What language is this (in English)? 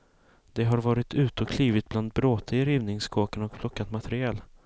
Swedish